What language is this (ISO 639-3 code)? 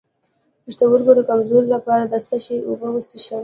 pus